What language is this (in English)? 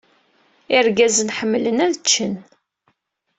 Kabyle